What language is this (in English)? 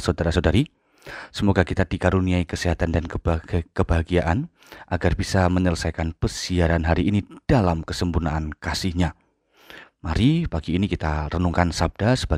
Indonesian